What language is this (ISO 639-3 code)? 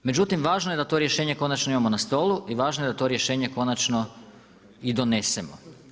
hrv